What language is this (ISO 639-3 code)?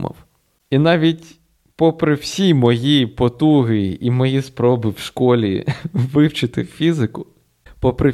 ukr